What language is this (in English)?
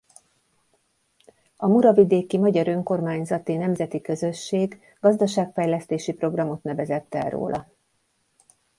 Hungarian